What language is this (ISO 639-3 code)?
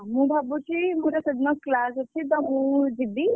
ori